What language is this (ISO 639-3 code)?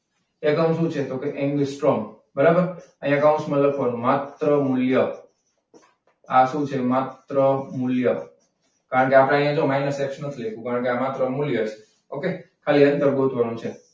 guj